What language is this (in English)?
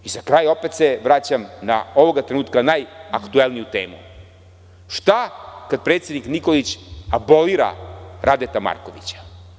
Serbian